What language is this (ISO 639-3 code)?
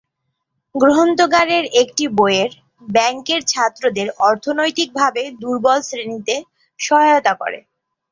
ben